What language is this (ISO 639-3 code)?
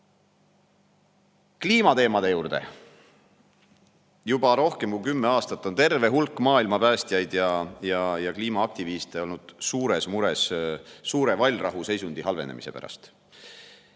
est